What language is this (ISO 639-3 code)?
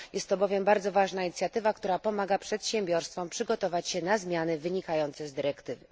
pol